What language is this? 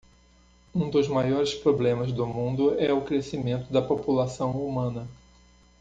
Portuguese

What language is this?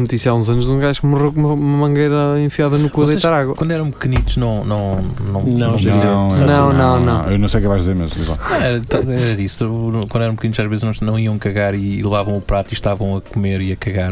Portuguese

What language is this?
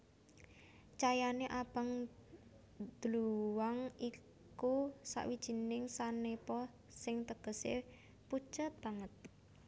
Javanese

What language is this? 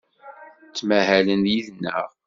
Kabyle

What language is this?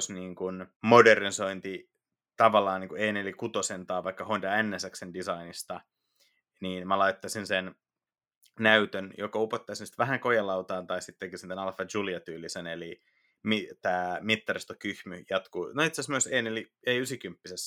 Finnish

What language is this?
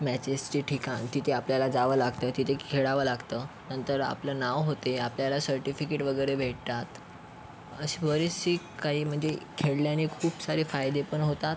Marathi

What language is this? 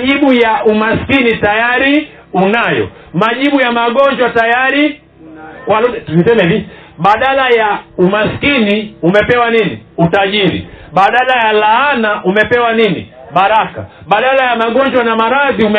Swahili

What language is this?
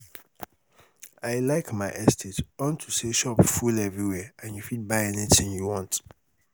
Nigerian Pidgin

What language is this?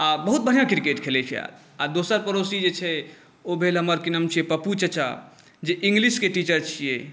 Maithili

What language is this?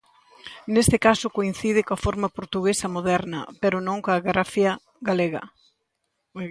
Galician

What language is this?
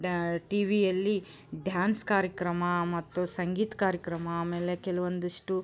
Kannada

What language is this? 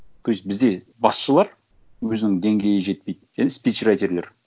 Kazakh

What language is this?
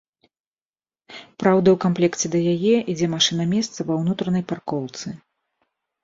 Belarusian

